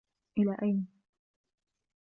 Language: Arabic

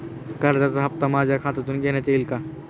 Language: Marathi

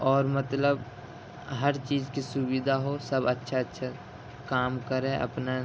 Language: Urdu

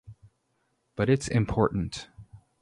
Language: English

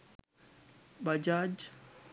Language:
Sinhala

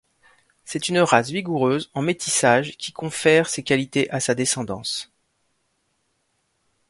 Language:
French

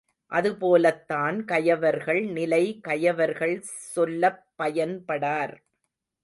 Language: Tamil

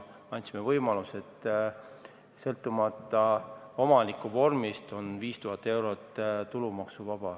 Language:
Estonian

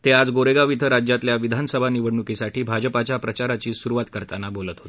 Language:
Marathi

